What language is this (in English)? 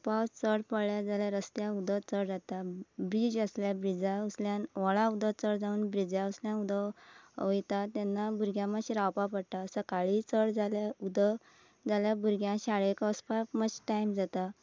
Konkani